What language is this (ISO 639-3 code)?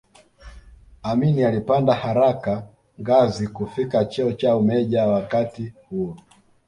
swa